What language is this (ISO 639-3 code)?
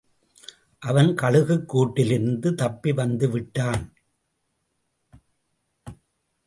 tam